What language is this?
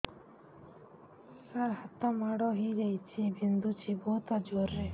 Odia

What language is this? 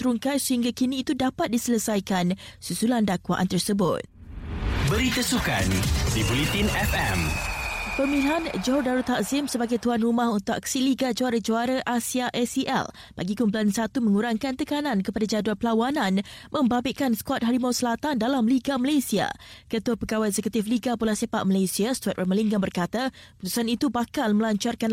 Malay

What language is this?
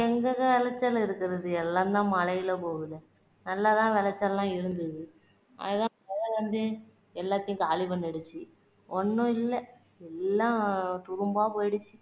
Tamil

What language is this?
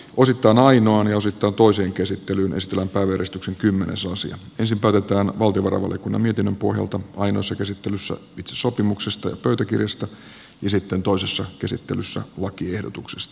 Finnish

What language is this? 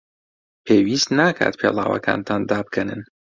Central Kurdish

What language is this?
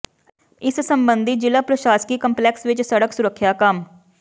Punjabi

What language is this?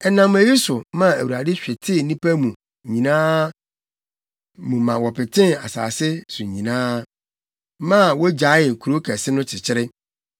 Akan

